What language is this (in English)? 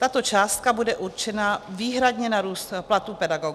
Czech